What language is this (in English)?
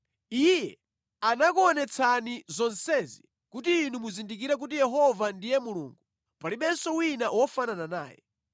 Nyanja